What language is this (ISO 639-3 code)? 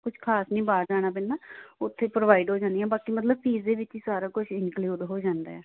pan